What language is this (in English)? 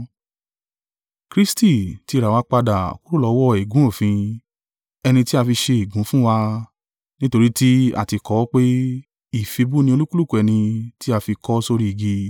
Yoruba